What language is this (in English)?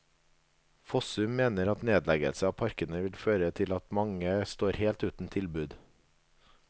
Norwegian